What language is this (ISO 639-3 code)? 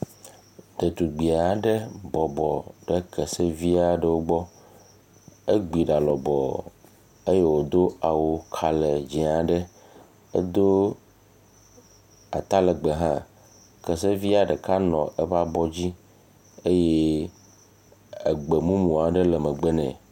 ewe